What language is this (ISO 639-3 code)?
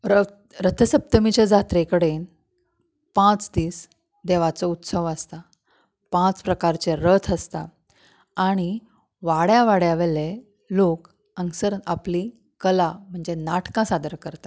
kok